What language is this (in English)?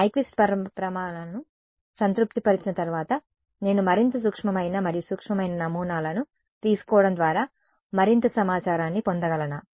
Telugu